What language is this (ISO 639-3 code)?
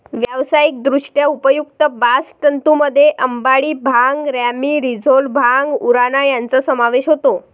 mar